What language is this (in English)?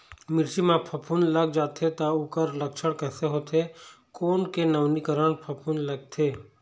Chhattisgarhi